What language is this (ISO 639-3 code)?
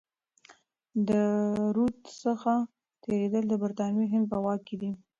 pus